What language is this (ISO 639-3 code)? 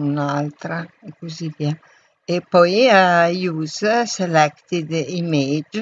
ita